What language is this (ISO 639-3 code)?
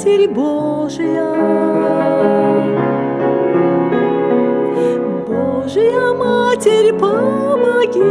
rus